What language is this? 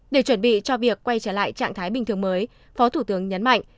Vietnamese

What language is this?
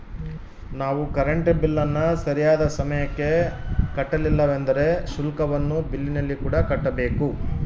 Kannada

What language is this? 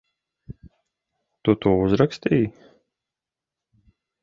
Latvian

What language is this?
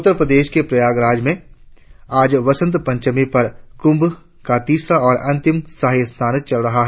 Hindi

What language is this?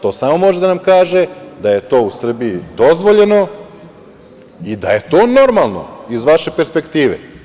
Serbian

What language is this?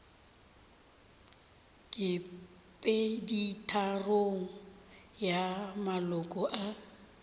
Northern Sotho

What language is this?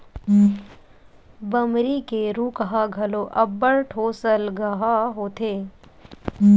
Chhattisgarhi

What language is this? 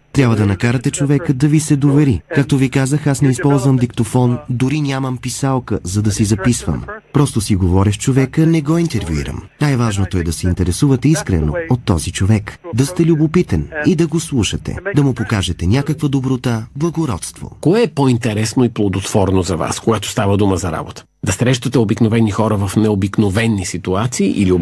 Bulgarian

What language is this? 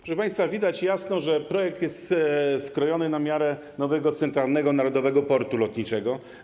Polish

